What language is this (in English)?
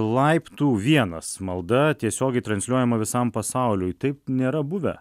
Lithuanian